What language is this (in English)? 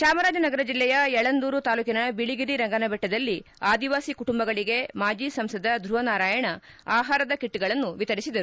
Kannada